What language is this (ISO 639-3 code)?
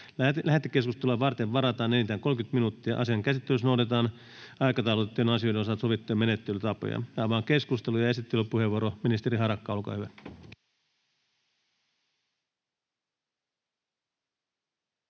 fin